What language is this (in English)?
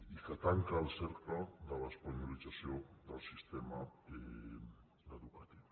Catalan